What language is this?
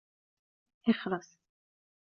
Arabic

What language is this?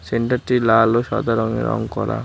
Bangla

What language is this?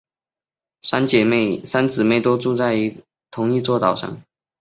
Chinese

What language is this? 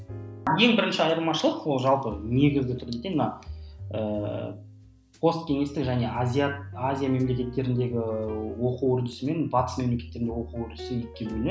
Kazakh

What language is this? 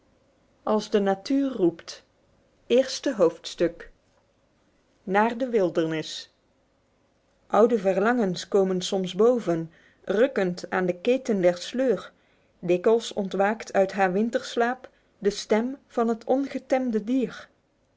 Dutch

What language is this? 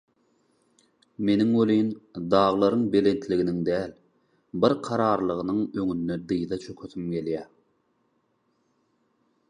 Turkmen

